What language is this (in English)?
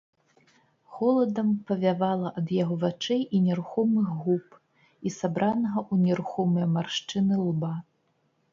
Belarusian